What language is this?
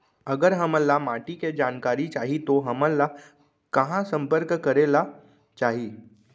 Chhattisgarhi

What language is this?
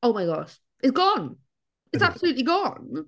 English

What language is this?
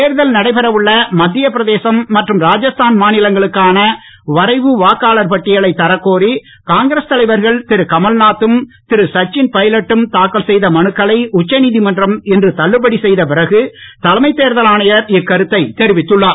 Tamil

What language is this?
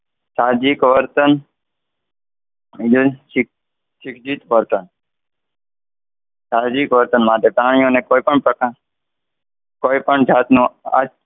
Gujarati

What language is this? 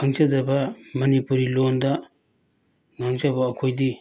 Manipuri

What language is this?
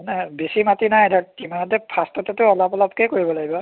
Assamese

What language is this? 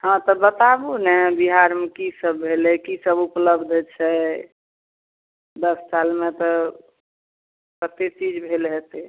Maithili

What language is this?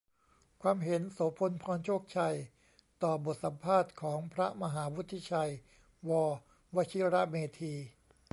Thai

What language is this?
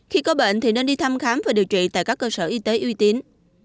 Vietnamese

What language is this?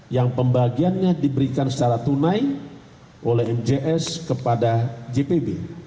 Indonesian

